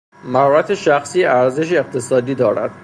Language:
Persian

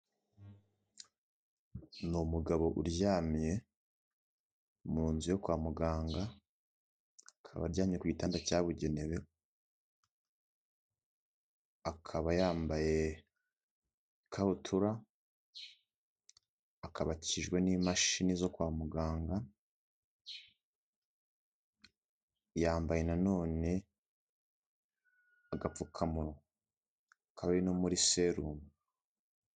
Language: Kinyarwanda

